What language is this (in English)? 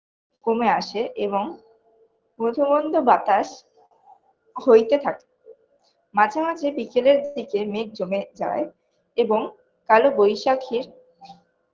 Bangla